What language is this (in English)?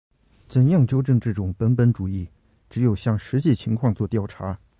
Chinese